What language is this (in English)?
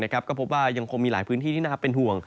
Thai